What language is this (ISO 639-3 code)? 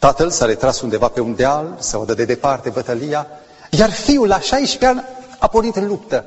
ron